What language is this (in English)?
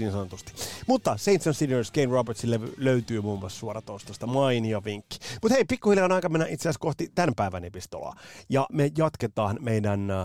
Finnish